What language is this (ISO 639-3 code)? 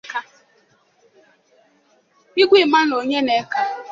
ibo